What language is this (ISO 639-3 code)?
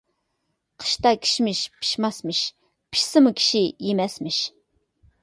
uig